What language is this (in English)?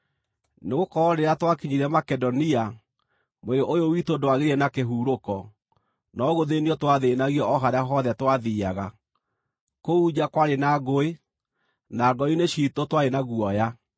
Kikuyu